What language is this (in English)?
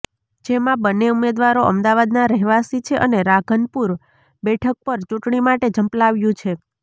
Gujarati